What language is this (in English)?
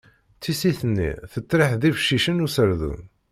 Kabyle